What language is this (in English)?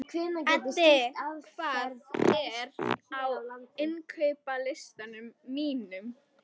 Icelandic